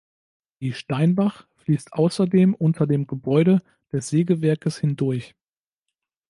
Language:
German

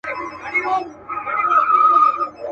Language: Pashto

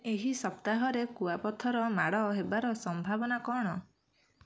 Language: Odia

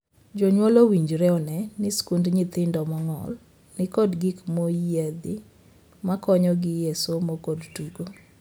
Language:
Luo (Kenya and Tanzania)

